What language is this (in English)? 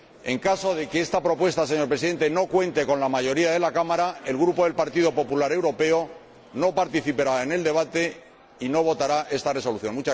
Spanish